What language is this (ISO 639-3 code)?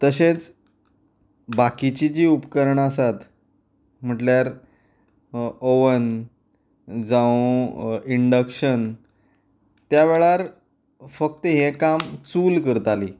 kok